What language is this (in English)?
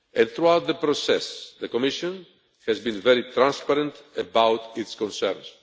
English